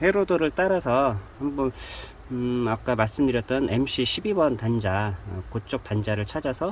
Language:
Korean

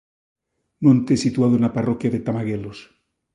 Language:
Galician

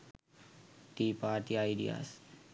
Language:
Sinhala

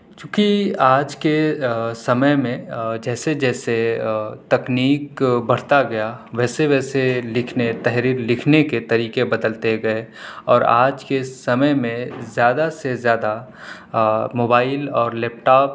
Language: Urdu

